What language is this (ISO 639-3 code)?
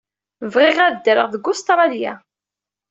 kab